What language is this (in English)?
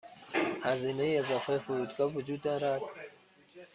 Persian